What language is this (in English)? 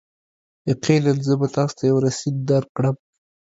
Pashto